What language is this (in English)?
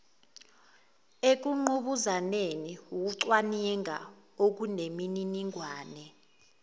Zulu